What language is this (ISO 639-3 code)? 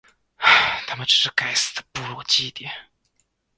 zho